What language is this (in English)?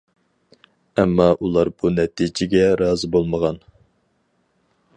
Uyghur